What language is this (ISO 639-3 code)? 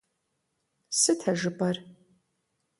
kbd